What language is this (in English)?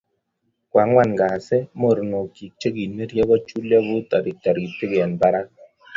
Kalenjin